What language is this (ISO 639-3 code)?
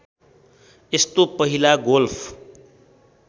nep